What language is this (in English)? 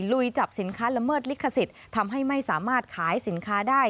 Thai